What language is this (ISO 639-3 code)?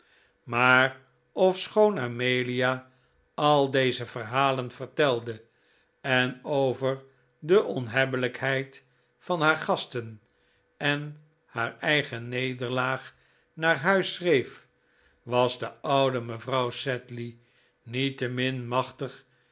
nld